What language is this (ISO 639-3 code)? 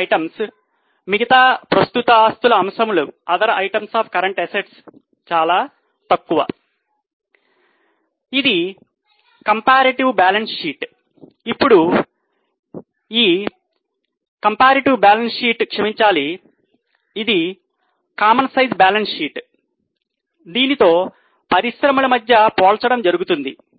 tel